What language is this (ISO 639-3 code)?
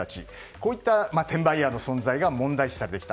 jpn